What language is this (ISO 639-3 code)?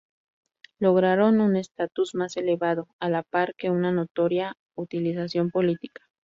spa